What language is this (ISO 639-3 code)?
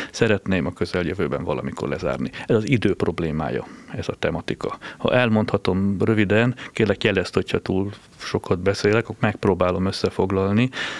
hun